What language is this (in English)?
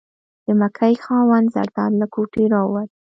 Pashto